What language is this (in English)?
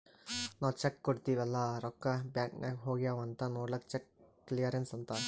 Kannada